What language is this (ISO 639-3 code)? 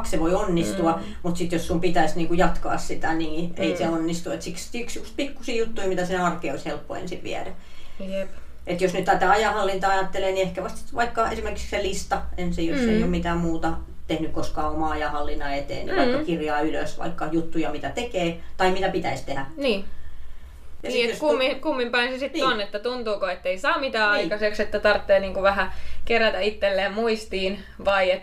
fin